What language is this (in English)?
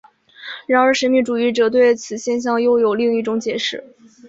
Chinese